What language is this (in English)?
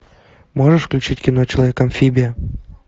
Russian